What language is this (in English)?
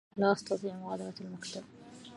Arabic